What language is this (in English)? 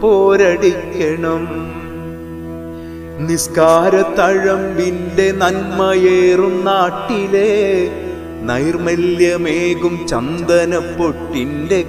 Arabic